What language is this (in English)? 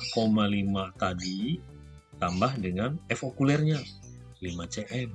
Indonesian